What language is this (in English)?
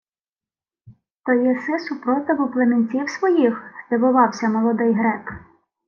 Ukrainian